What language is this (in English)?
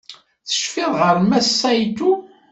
Kabyle